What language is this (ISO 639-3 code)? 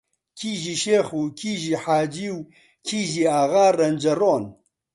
ckb